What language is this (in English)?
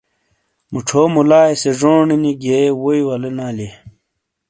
Shina